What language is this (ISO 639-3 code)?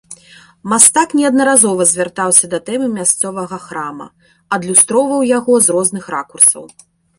bel